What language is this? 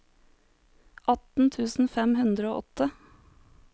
Norwegian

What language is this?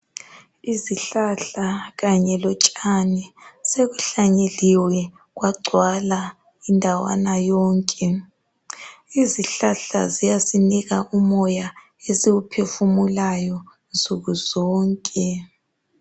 North Ndebele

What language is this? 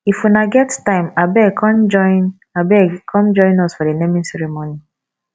Nigerian Pidgin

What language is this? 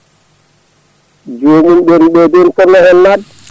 Fula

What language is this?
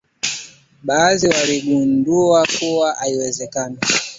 Swahili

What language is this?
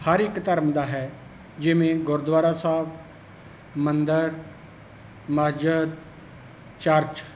Punjabi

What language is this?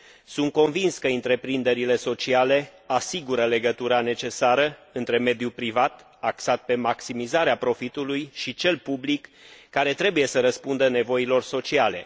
Romanian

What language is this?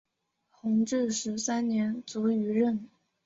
Chinese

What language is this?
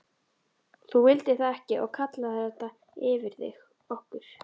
Icelandic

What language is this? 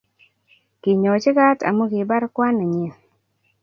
Kalenjin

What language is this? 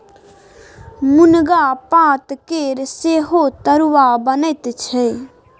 Maithili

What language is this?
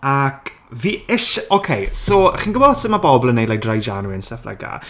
Welsh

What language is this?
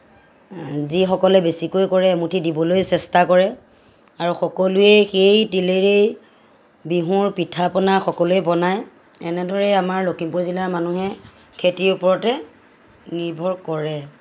Assamese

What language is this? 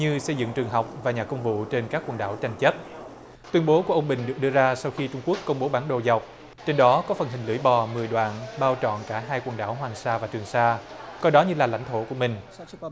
Vietnamese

